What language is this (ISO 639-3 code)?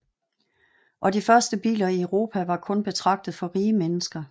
dan